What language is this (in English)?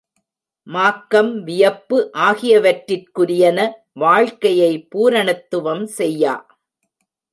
Tamil